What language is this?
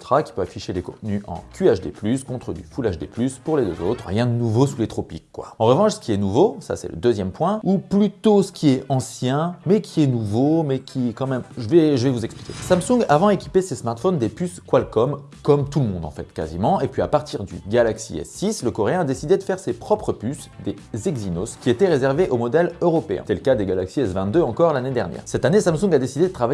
French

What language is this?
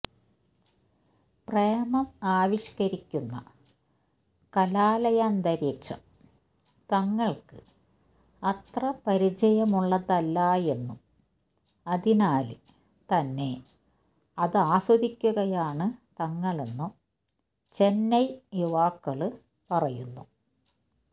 Malayalam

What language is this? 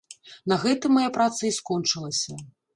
Belarusian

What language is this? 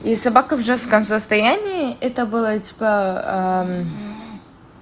Russian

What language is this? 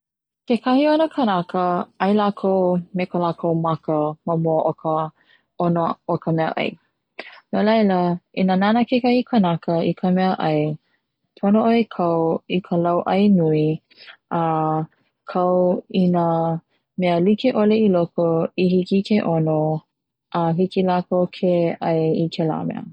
Hawaiian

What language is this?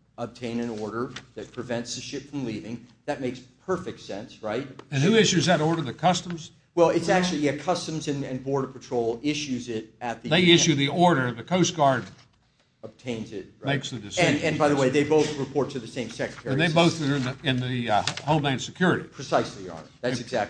English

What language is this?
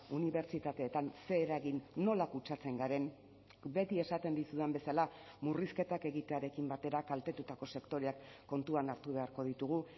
Basque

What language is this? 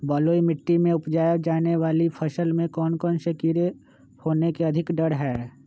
Magahi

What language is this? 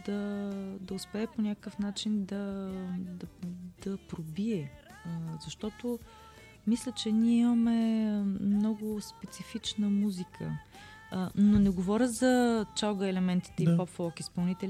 Bulgarian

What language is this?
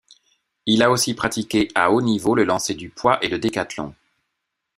French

